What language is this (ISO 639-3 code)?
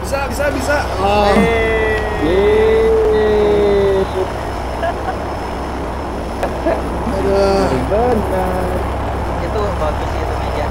ind